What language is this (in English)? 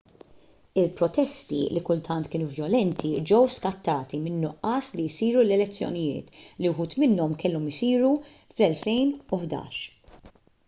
Maltese